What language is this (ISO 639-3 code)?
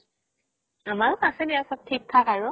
asm